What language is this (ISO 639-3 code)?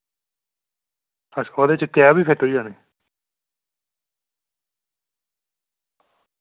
doi